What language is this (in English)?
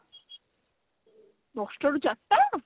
Odia